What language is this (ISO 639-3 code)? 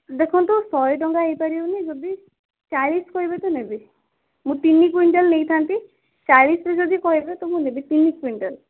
ori